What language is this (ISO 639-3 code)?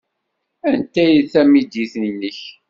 kab